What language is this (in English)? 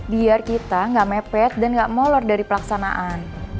Indonesian